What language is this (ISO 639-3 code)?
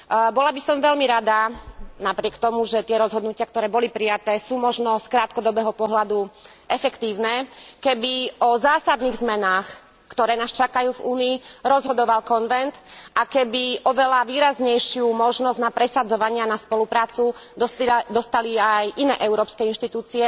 slk